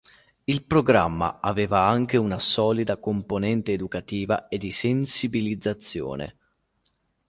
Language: Italian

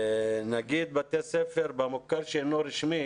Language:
Hebrew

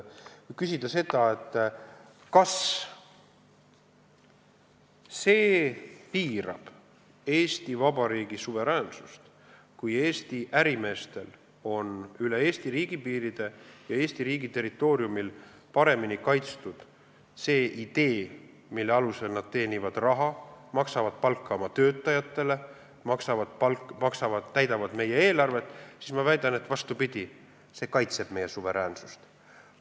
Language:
Estonian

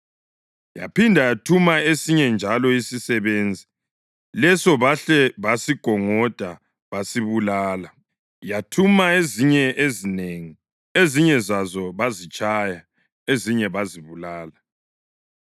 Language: North Ndebele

